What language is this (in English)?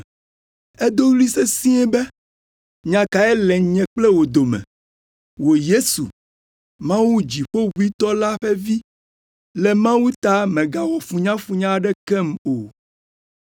Ewe